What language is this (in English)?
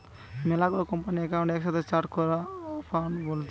Bangla